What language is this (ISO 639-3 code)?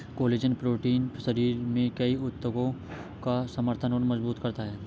hin